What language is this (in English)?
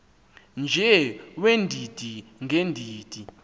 Xhosa